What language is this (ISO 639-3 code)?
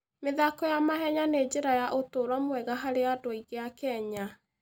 kik